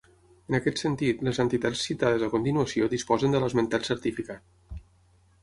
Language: Catalan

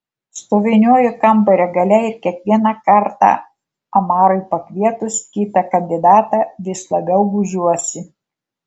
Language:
Lithuanian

